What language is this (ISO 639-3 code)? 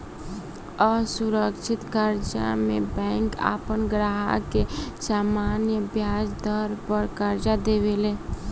bho